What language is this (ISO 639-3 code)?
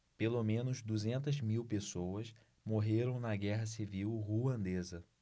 por